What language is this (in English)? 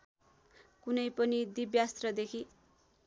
Nepali